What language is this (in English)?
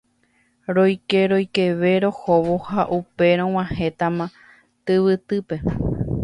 Guarani